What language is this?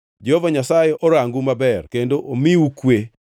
Luo (Kenya and Tanzania)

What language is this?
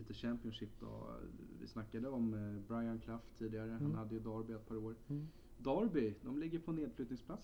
Swedish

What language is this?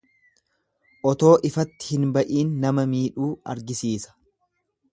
Oromo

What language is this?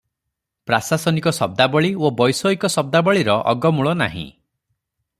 Odia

